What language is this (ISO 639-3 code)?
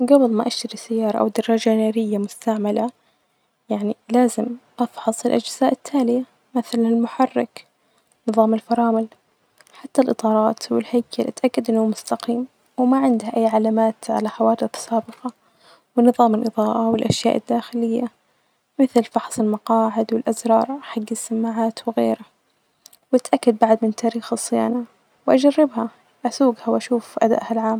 ars